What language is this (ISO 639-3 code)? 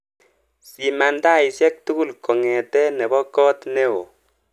kln